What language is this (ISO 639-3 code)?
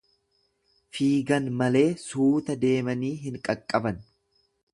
orm